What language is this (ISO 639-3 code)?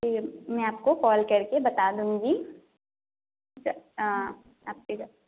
urd